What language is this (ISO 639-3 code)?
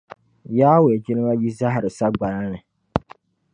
dag